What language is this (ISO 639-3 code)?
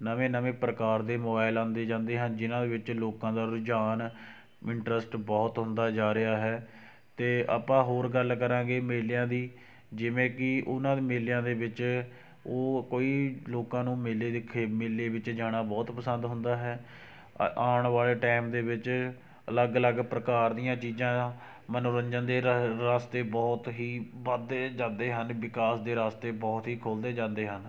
pan